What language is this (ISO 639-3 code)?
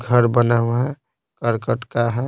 hin